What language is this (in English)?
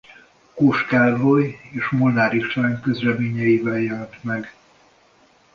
Hungarian